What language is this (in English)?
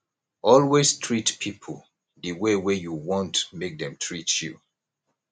Nigerian Pidgin